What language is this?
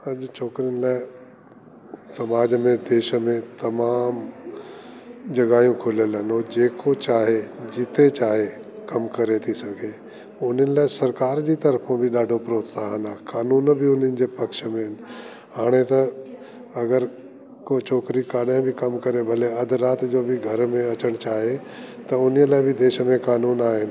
Sindhi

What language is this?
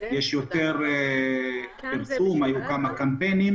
Hebrew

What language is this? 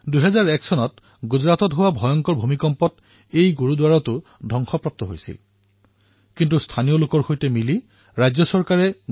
Assamese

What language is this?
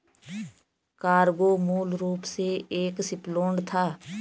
Hindi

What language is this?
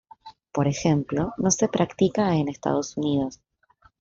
Spanish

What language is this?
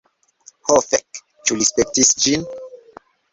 Esperanto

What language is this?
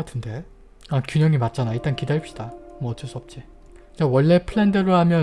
Korean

